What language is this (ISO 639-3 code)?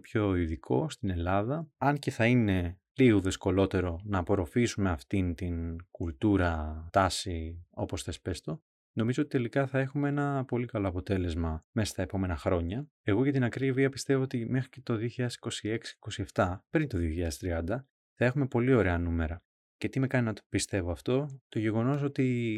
ell